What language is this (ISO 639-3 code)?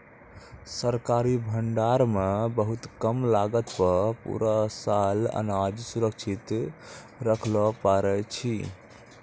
mai